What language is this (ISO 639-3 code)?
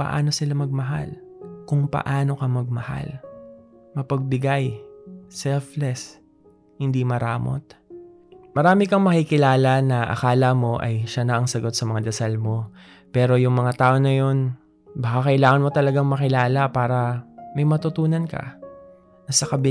fil